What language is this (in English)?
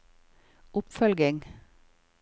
Norwegian